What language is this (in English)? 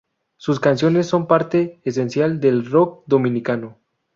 Spanish